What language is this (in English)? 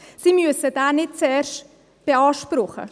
Swiss German